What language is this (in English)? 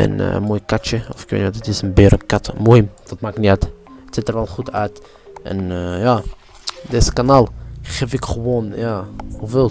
Dutch